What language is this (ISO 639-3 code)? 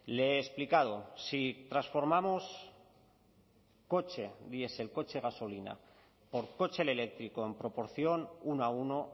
spa